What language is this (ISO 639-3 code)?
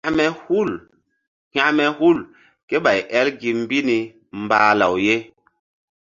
mdd